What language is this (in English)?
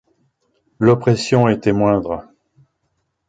French